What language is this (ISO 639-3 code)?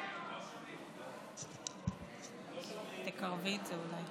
heb